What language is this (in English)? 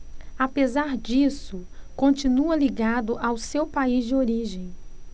Portuguese